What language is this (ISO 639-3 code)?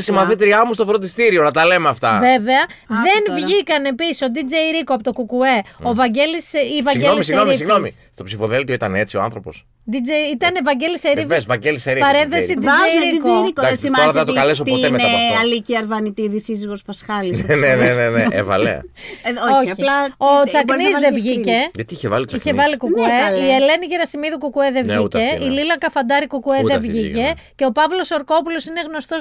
ell